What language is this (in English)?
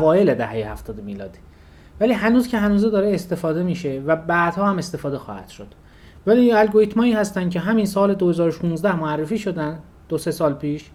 Persian